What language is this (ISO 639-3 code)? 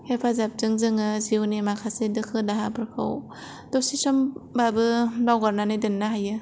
brx